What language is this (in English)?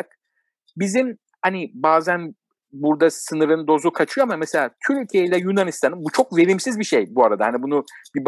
Turkish